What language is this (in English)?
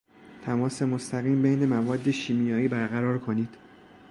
Persian